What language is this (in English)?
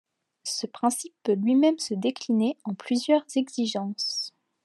French